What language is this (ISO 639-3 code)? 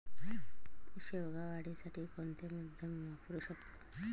mar